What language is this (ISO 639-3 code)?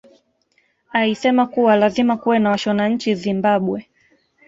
swa